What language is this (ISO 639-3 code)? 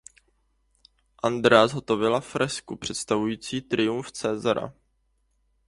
ces